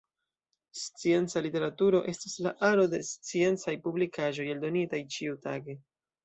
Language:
Esperanto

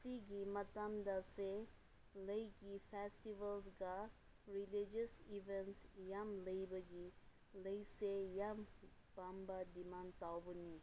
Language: Manipuri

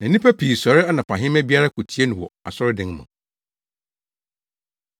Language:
Akan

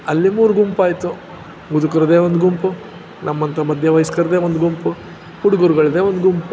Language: Kannada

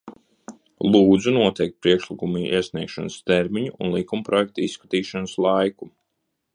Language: Latvian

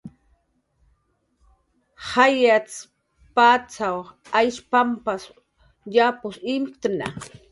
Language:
Jaqaru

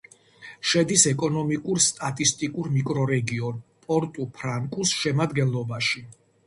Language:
Georgian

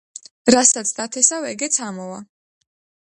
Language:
Georgian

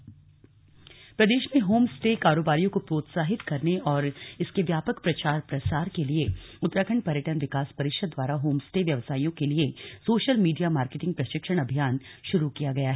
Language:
Hindi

